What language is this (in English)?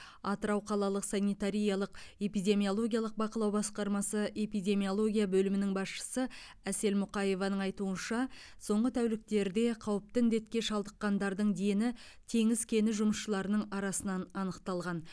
Kazakh